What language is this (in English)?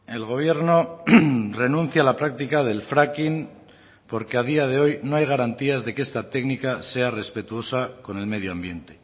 Spanish